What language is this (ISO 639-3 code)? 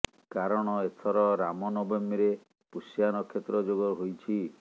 ori